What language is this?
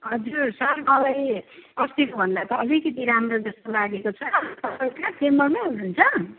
Nepali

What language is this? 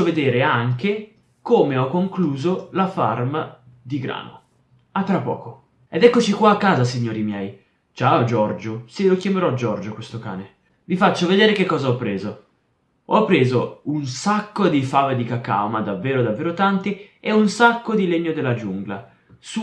Italian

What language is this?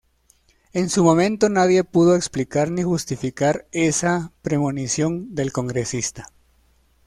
Spanish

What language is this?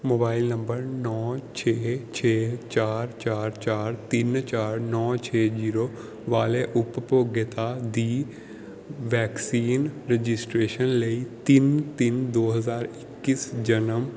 Punjabi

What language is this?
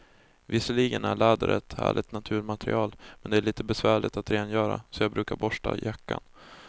Swedish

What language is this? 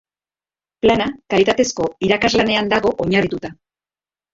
Basque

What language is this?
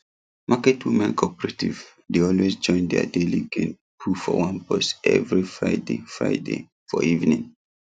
Nigerian Pidgin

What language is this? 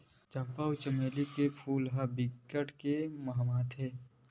Chhattisgarhi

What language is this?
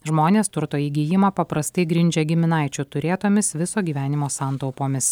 Lithuanian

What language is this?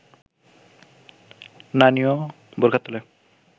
Bangla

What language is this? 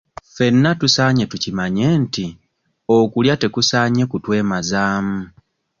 Ganda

